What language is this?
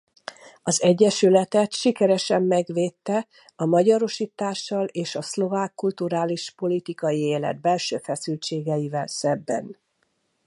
Hungarian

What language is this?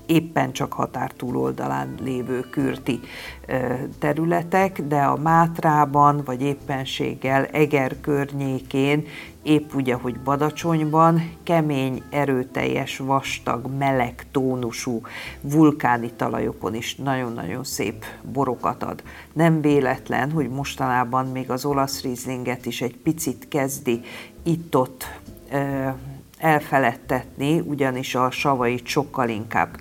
Hungarian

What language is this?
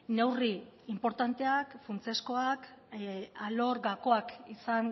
Basque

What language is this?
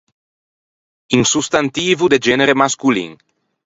Ligurian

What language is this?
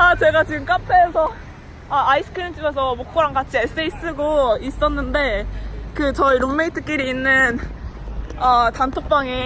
Korean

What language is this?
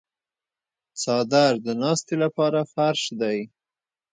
Pashto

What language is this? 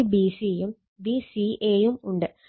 Malayalam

